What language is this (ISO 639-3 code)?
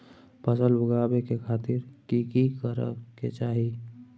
mai